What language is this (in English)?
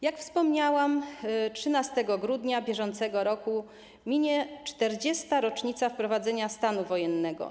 Polish